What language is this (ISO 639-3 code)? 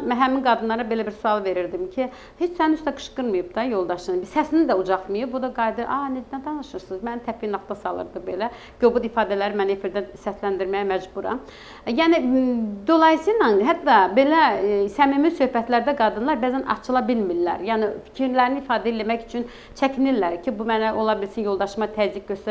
tur